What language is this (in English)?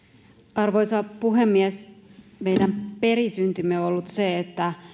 Finnish